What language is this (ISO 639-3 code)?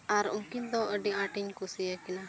sat